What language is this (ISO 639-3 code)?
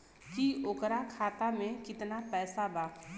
bho